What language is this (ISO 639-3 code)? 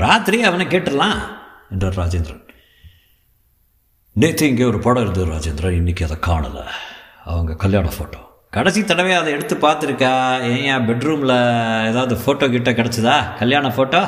tam